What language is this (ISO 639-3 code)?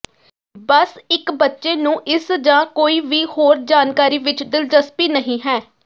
pan